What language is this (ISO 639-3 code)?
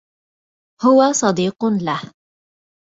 ara